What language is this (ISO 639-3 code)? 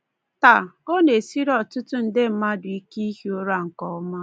ibo